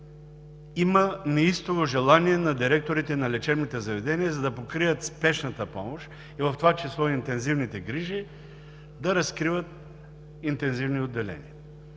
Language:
Bulgarian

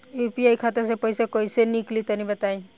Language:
Bhojpuri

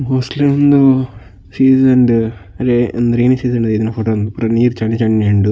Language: Tulu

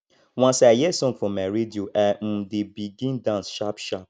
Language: Nigerian Pidgin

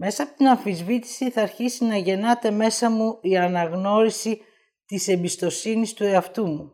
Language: Greek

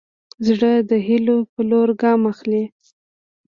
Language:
Pashto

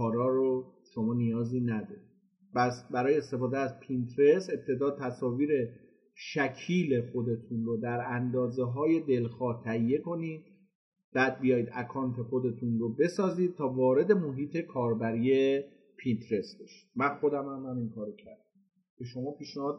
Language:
Persian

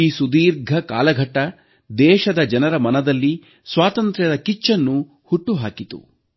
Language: Kannada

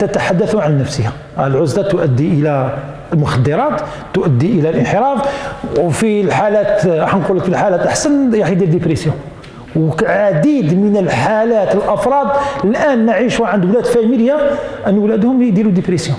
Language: Arabic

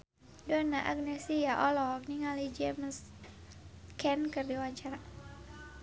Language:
Sundanese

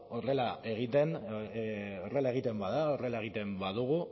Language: Basque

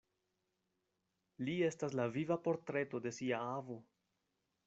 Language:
Esperanto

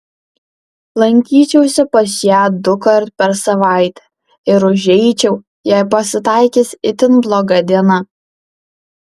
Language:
Lithuanian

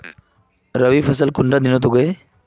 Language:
Magahi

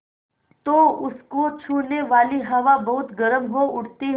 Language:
Hindi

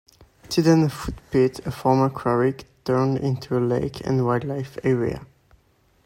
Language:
English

